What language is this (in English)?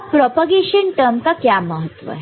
Hindi